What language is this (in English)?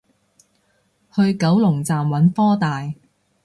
Cantonese